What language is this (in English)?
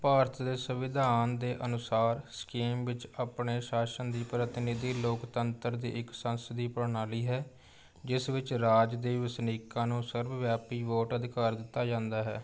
Punjabi